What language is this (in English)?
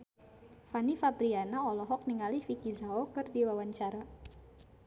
Sundanese